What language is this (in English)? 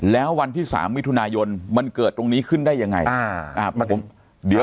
Thai